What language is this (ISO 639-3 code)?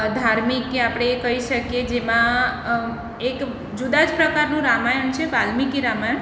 guj